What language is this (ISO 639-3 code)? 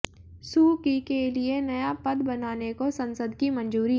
hin